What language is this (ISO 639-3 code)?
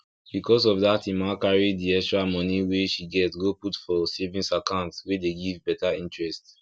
pcm